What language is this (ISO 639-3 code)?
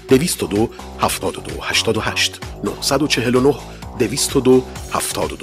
fas